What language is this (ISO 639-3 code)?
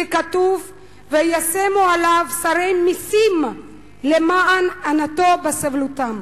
heb